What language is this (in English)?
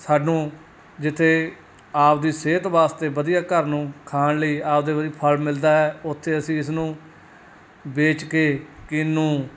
Punjabi